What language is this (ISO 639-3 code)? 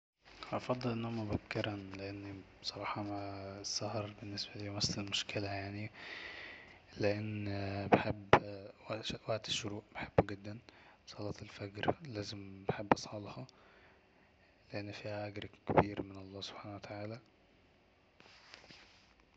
arz